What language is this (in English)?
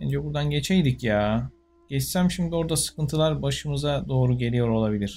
Turkish